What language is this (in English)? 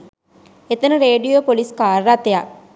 Sinhala